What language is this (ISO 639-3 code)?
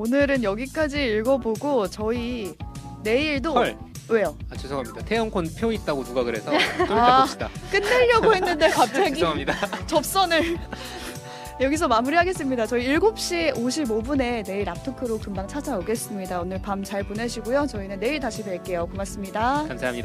kor